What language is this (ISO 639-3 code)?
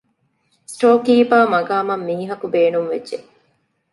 div